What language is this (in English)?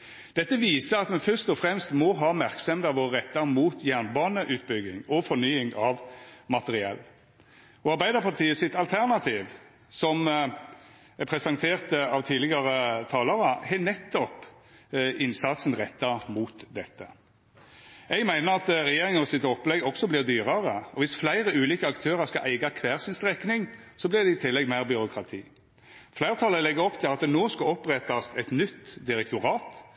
Norwegian Nynorsk